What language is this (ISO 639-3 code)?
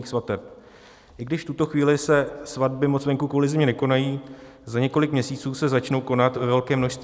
ces